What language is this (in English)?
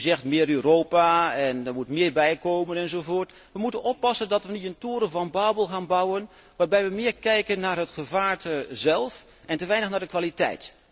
Dutch